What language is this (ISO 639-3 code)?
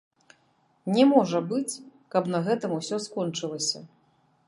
bel